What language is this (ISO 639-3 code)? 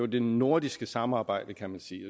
dan